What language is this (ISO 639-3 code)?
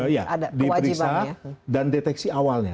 ind